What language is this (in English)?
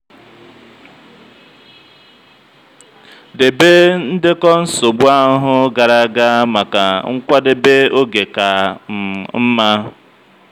Igbo